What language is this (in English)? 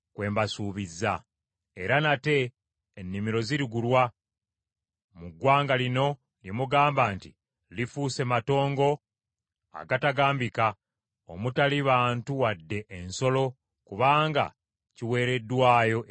Ganda